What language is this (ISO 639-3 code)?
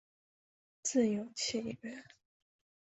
zho